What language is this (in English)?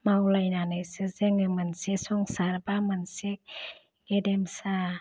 Bodo